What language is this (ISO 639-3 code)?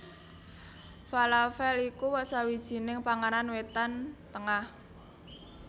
jav